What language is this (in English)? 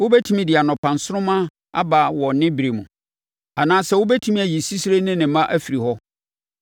Akan